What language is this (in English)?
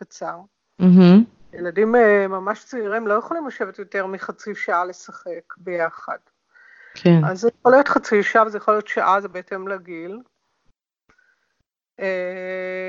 Hebrew